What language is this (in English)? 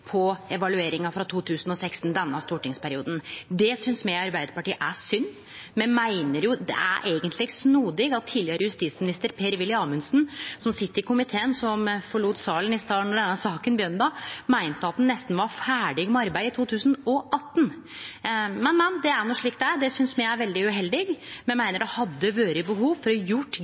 Norwegian Nynorsk